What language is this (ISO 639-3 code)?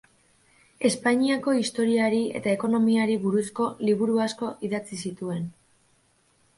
eus